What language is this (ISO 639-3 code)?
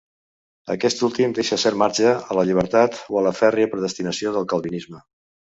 cat